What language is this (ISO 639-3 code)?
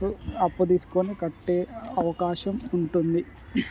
tel